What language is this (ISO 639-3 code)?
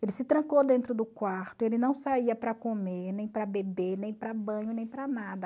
por